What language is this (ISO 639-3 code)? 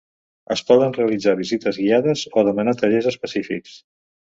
cat